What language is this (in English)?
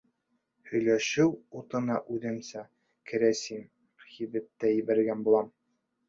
Bashkir